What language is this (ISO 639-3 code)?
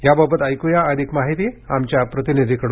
mar